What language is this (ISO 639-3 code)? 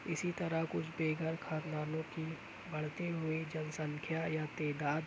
urd